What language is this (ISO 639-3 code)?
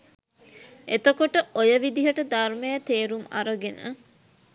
sin